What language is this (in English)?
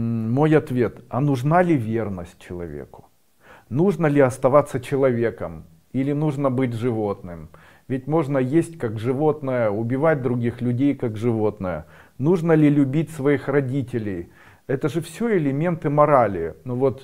Russian